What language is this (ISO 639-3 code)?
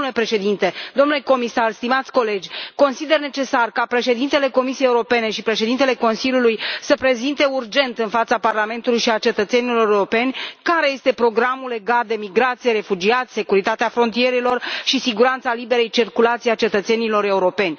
ron